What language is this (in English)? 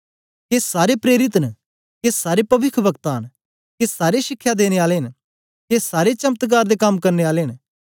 Dogri